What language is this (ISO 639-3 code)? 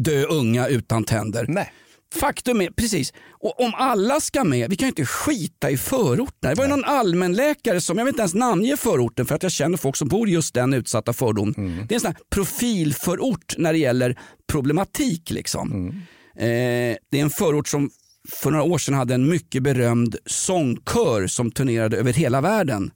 swe